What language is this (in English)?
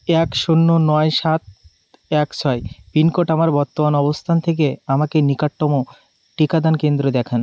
Bangla